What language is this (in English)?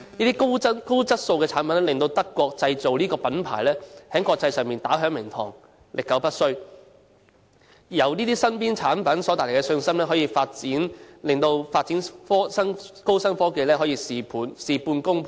Cantonese